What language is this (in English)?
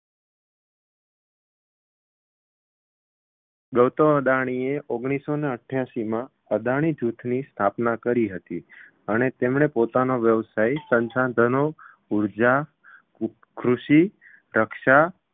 Gujarati